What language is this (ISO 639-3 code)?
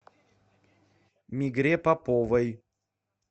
rus